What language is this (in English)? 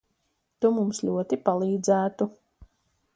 Latvian